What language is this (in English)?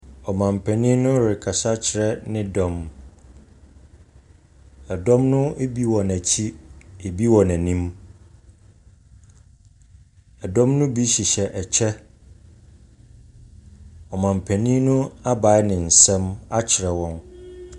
Akan